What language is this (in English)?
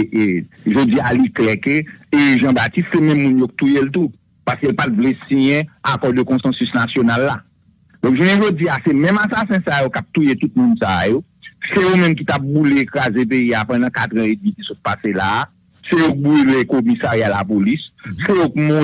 French